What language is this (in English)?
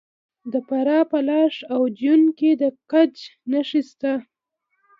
Pashto